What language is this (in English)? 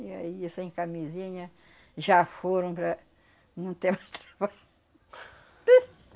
Portuguese